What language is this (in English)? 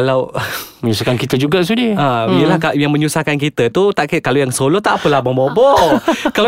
Malay